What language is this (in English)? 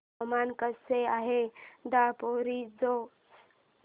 Marathi